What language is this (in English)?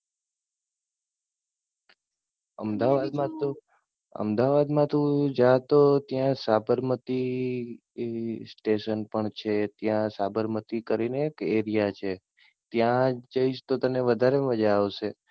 Gujarati